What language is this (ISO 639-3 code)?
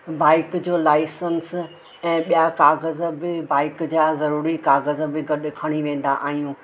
snd